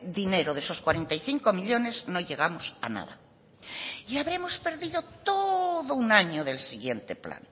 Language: Spanish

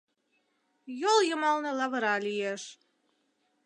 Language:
Mari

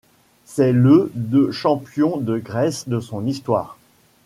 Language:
French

